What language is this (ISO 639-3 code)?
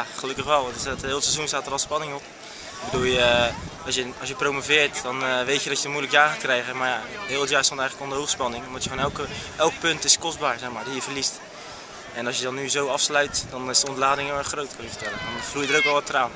nld